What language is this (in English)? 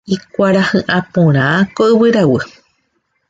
Guarani